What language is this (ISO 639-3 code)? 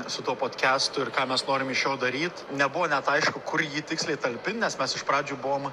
lit